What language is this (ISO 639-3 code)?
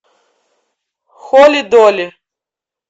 rus